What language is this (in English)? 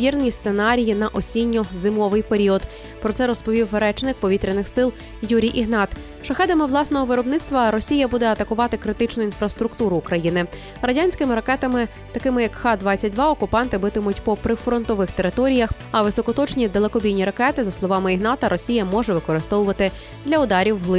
Ukrainian